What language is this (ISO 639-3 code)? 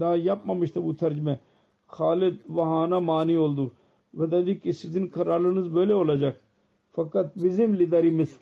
tur